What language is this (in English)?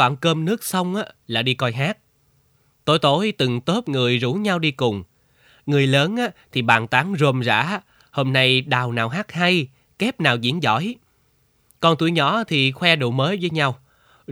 Vietnamese